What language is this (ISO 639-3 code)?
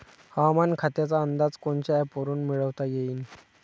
mar